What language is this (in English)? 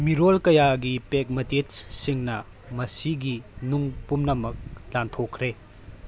Manipuri